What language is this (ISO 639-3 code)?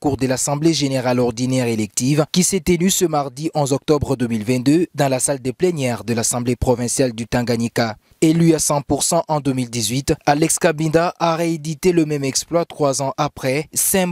fra